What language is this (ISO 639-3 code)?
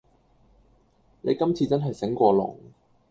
yue